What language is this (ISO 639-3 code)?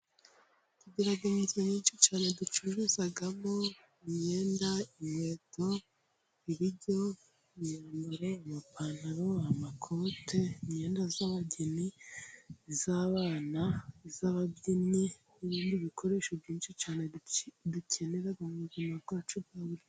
kin